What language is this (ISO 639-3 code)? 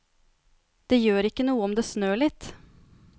nor